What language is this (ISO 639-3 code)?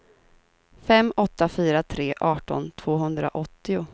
swe